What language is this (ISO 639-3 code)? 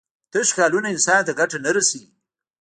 pus